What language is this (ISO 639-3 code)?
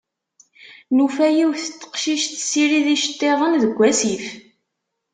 kab